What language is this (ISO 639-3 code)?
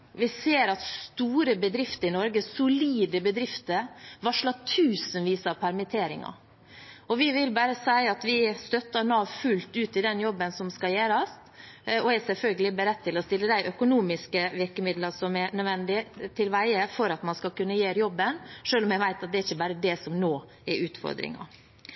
nob